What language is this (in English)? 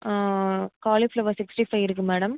Tamil